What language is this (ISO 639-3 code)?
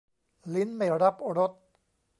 tha